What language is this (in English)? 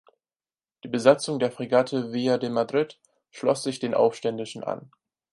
German